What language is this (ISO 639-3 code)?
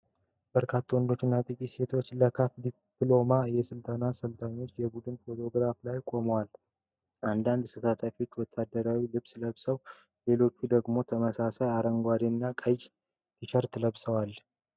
amh